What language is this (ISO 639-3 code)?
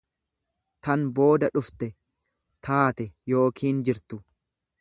orm